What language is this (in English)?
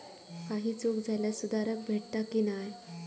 Marathi